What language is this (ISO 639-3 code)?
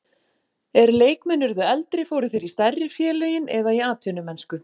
isl